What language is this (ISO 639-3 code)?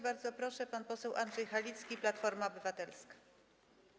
pol